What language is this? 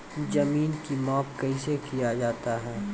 Maithili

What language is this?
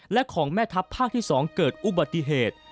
Thai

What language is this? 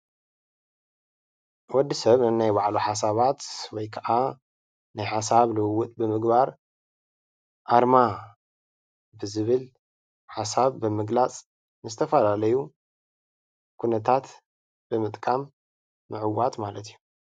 Tigrinya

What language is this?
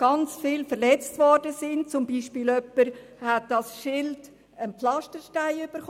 Swiss German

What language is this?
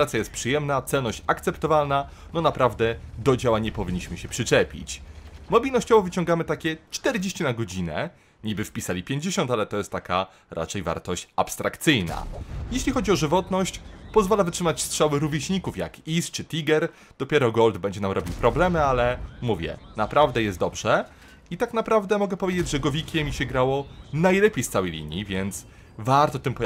Polish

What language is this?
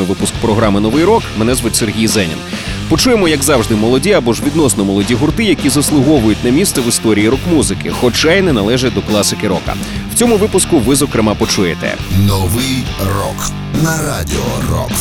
Ukrainian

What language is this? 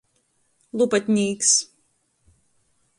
Latgalian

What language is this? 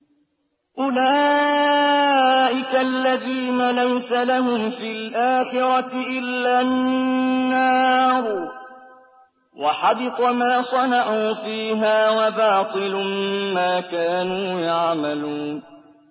Arabic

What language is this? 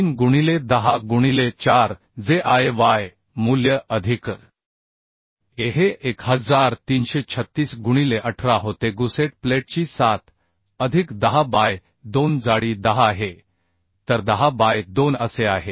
Marathi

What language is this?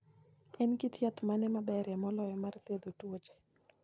Luo (Kenya and Tanzania)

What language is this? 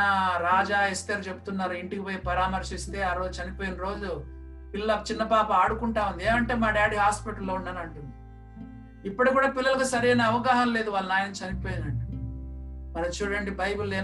Telugu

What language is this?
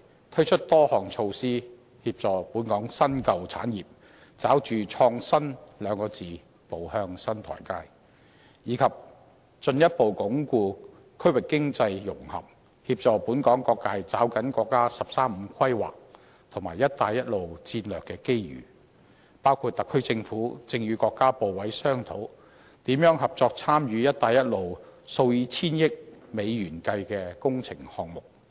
Cantonese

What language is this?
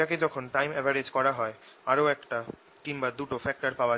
Bangla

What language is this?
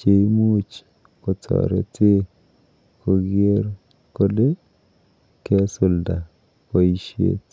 Kalenjin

